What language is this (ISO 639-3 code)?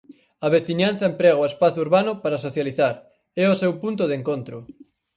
glg